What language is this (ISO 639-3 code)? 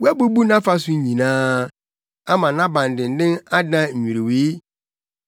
aka